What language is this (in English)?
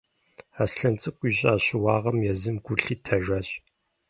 Kabardian